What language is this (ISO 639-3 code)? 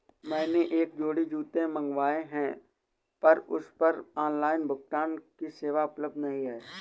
hin